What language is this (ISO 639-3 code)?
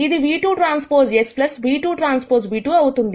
tel